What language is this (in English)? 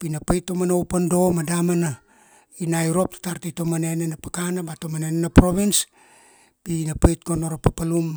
Kuanua